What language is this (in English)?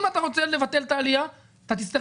Hebrew